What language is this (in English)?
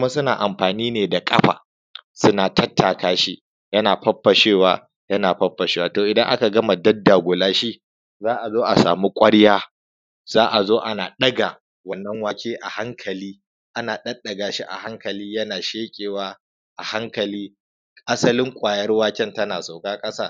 Hausa